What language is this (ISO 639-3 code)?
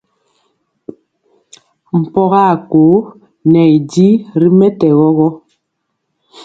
mcx